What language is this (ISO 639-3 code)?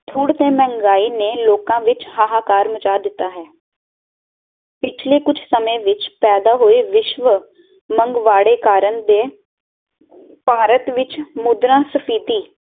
pan